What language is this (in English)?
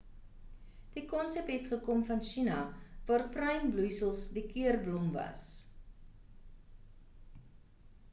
Afrikaans